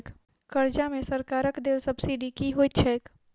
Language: Maithili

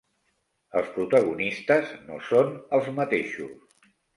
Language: Catalan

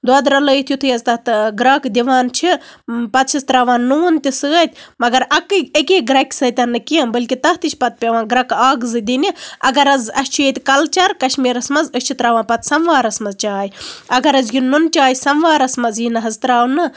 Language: Kashmiri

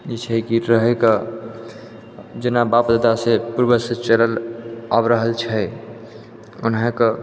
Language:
Maithili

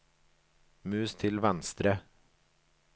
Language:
Norwegian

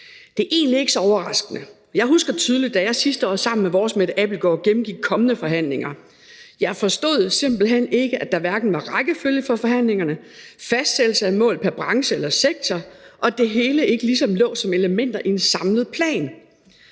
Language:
Danish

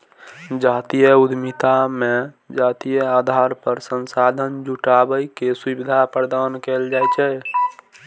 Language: Maithili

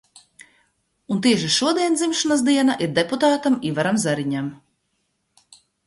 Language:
Latvian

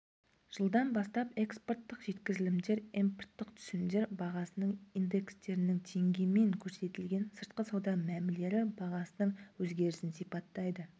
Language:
Kazakh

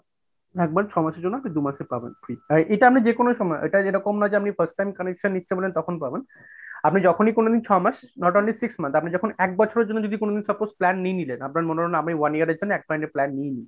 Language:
Bangla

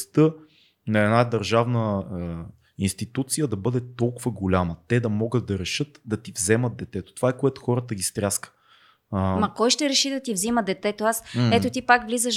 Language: Bulgarian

